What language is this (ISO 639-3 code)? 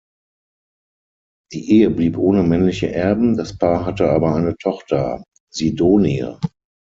deu